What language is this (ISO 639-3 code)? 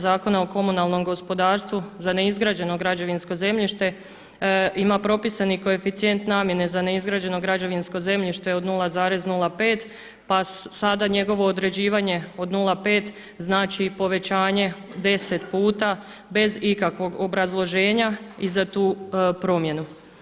hrv